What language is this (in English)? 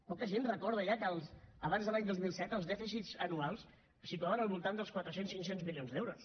Catalan